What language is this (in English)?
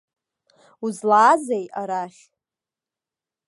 Abkhazian